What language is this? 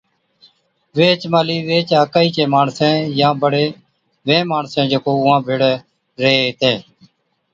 Od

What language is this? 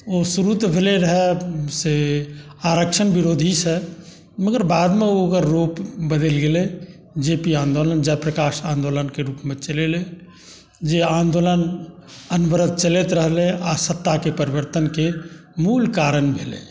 Maithili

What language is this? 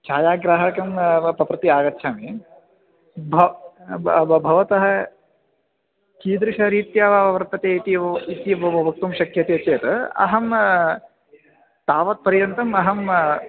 Sanskrit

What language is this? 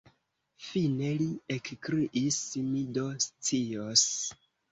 Esperanto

